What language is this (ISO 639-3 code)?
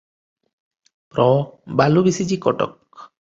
ori